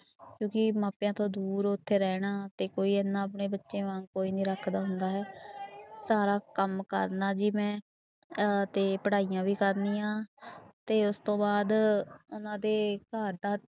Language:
Punjabi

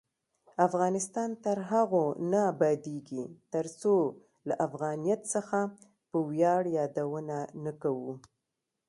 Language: Pashto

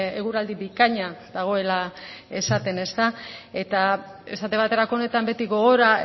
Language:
Basque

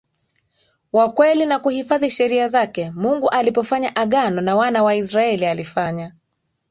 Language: Swahili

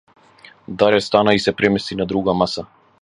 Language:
Macedonian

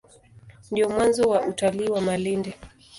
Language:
Swahili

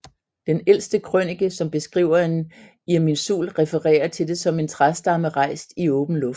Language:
Danish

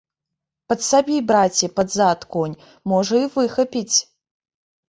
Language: Belarusian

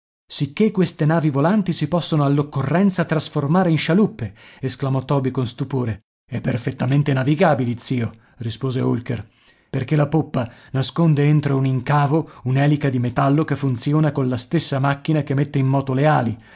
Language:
Italian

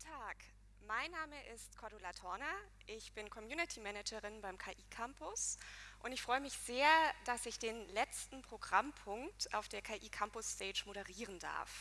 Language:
German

